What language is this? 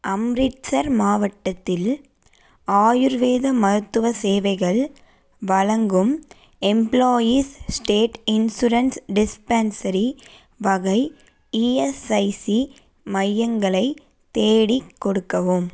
Tamil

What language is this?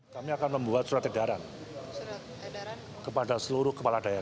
Indonesian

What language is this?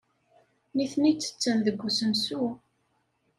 Kabyle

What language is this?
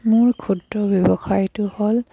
Assamese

